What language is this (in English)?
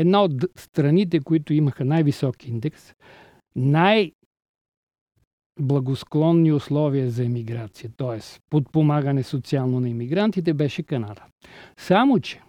Bulgarian